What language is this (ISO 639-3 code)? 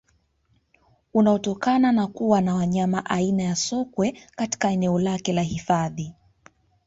swa